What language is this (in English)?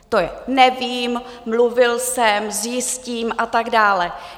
Czech